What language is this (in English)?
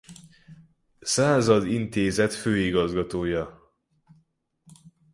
Hungarian